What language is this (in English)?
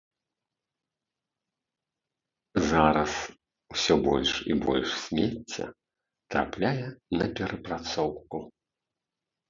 Belarusian